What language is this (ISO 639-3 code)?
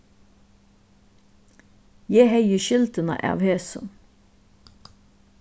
fao